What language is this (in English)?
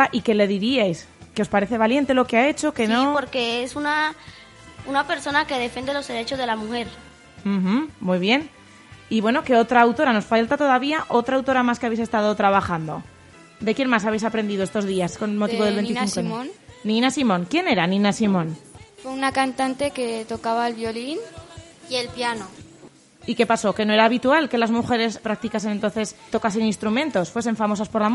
Spanish